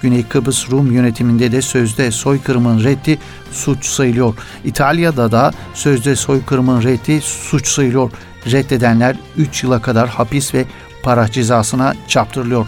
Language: Turkish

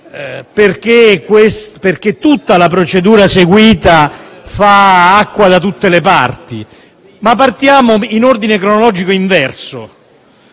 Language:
Italian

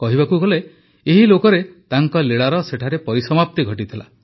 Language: Odia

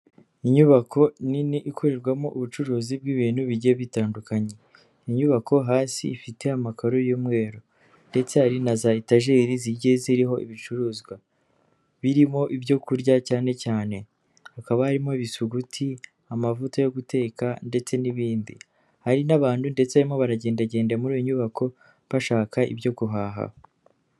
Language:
Kinyarwanda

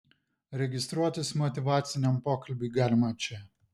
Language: Lithuanian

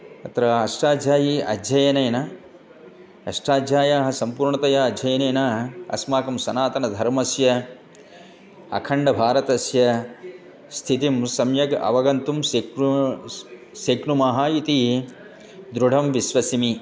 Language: Sanskrit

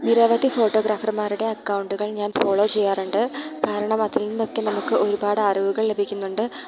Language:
Malayalam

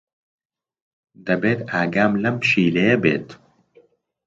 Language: Central Kurdish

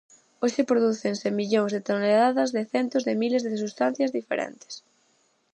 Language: Galician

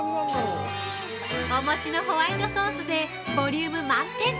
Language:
Japanese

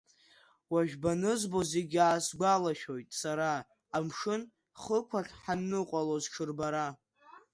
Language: Abkhazian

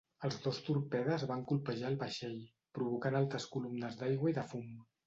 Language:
Catalan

